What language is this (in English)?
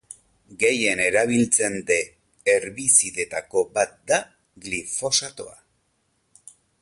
Basque